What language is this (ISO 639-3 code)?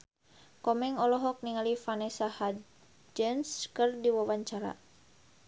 sun